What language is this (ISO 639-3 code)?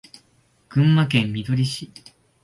jpn